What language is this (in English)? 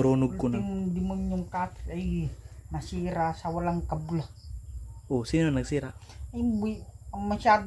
Filipino